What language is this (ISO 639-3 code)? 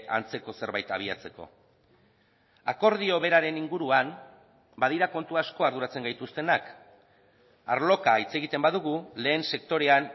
eus